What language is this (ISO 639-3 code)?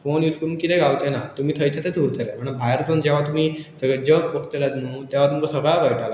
kok